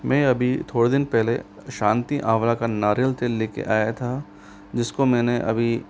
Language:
Hindi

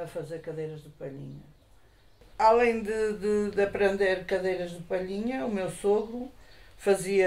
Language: Portuguese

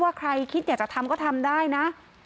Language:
Thai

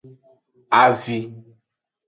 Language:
Aja (Benin)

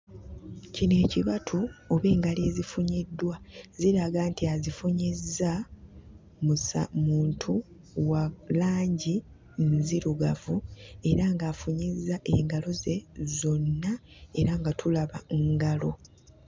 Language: Ganda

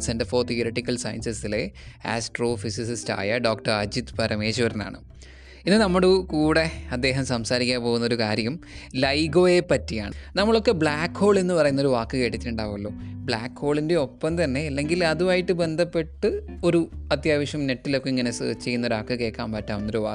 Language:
Malayalam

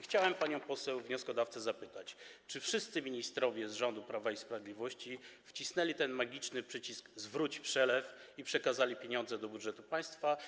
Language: Polish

